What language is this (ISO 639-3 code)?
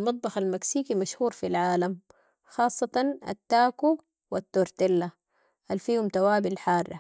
apd